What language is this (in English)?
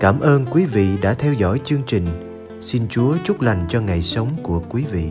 Vietnamese